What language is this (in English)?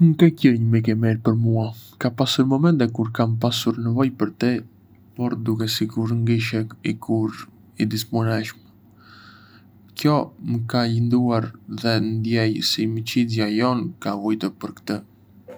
Arbëreshë Albanian